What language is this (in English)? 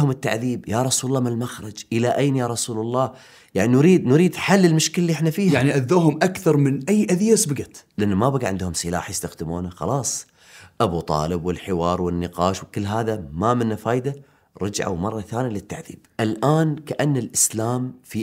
Arabic